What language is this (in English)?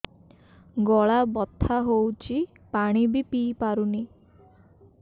Odia